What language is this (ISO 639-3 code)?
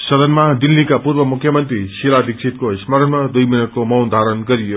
nep